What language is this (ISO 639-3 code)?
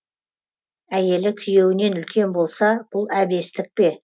kaz